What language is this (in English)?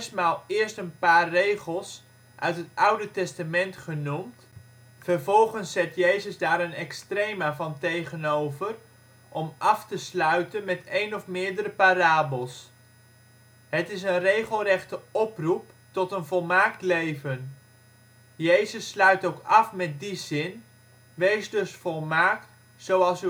Dutch